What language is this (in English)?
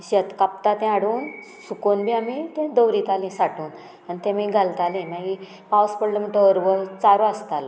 Konkani